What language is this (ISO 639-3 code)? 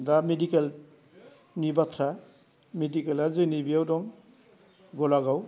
brx